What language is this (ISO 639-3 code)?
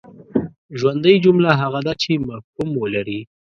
pus